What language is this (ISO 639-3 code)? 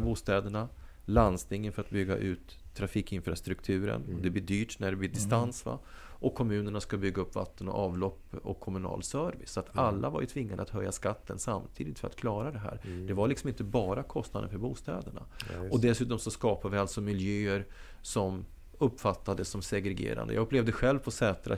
swe